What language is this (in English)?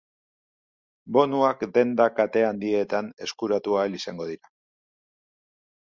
Basque